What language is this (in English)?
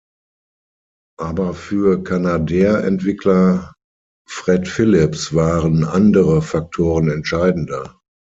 German